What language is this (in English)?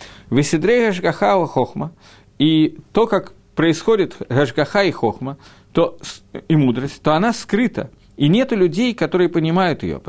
Russian